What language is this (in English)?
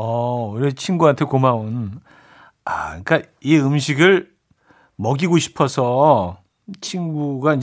Korean